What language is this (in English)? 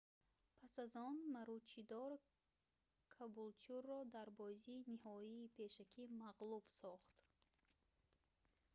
Tajik